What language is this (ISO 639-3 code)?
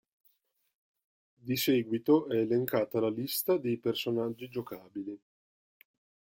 ita